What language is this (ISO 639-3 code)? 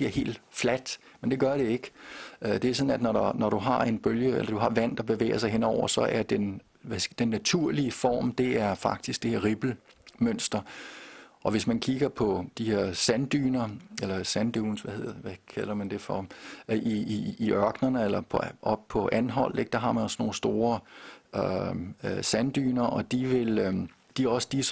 dan